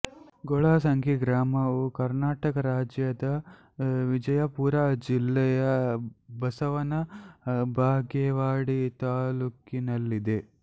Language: Kannada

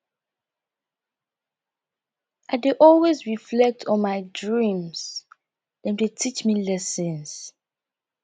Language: Nigerian Pidgin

